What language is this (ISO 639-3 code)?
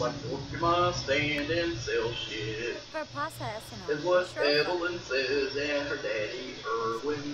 eng